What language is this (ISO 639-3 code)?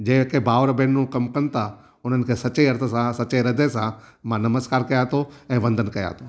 snd